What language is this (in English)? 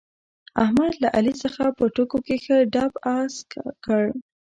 Pashto